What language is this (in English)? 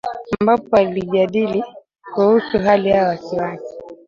Swahili